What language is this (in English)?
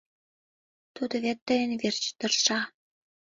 Mari